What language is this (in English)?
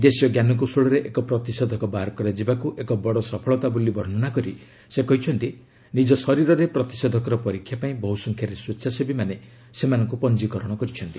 Odia